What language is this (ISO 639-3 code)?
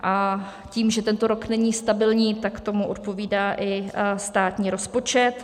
ces